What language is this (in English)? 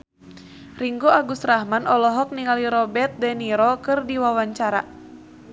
Sundanese